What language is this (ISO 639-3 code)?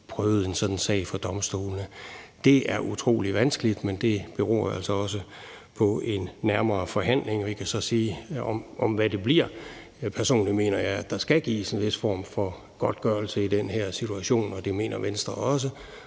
dan